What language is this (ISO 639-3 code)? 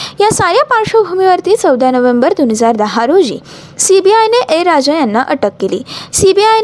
mar